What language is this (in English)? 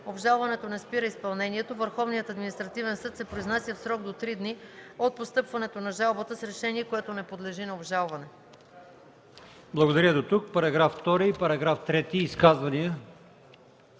Bulgarian